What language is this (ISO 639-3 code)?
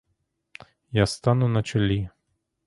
ukr